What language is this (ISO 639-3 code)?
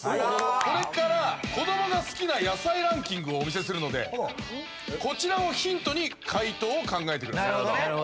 jpn